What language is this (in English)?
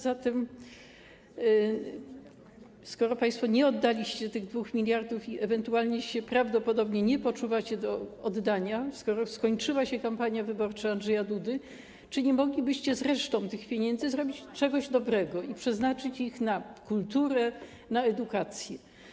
Polish